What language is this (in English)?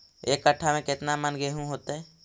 Magahi